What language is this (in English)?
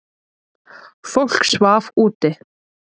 Icelandic